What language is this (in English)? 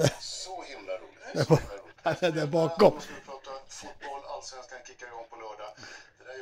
Swedish